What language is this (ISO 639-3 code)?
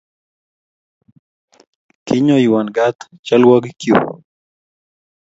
kln